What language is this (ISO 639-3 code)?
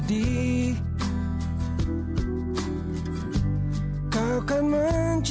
ind